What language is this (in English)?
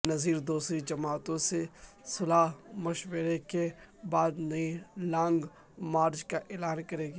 Urdu